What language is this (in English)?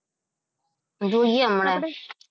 Gujarati